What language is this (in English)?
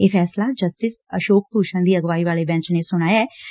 Punjabi